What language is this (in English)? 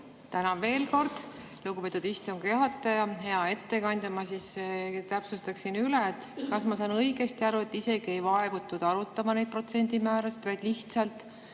Estonian